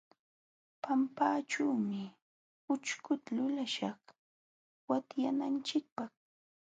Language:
Jauja Wanca Quechua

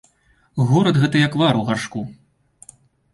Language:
Belarusian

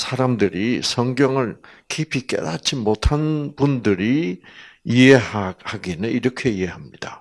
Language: Korean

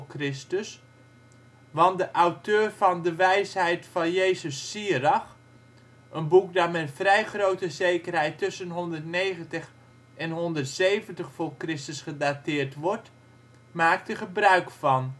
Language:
Dutch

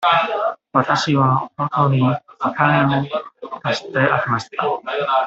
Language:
Japanese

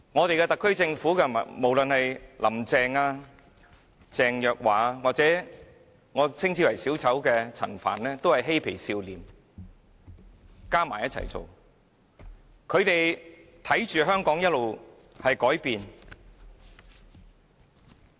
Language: Cantonese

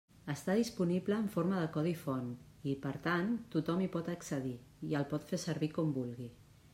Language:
Catalan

